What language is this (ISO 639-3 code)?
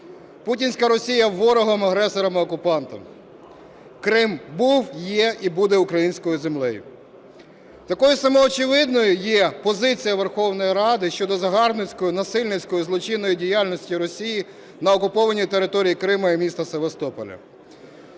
ukr